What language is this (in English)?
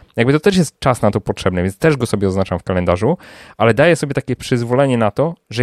Polish